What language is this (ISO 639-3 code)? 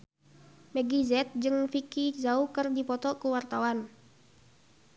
sun